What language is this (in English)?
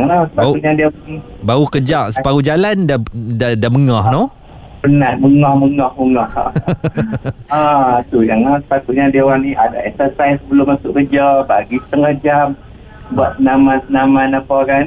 Malay